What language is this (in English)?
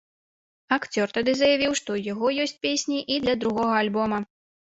Belarusian